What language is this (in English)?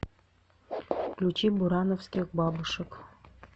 Russian